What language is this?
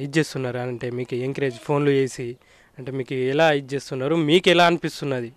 Telugu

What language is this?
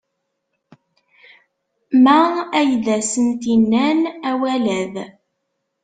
Kabyle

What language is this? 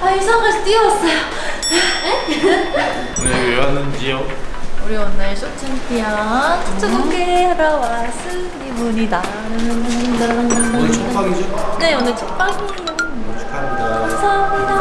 Korean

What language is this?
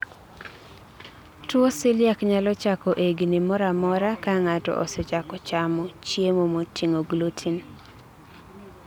Luo (Kenya and Tanzania)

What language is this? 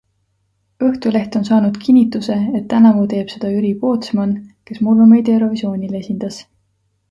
Estonian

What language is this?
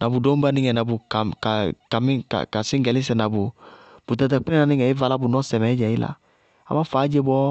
Bago-Kusuntu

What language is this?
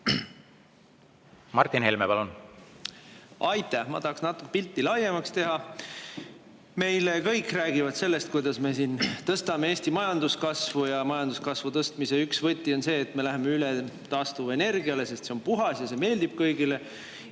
Estonian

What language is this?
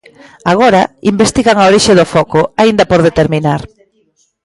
Galician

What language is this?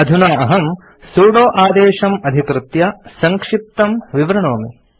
Sanskrit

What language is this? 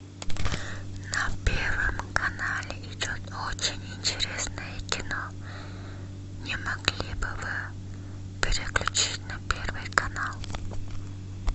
Russian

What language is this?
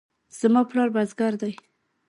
Pashto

